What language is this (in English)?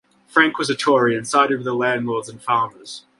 English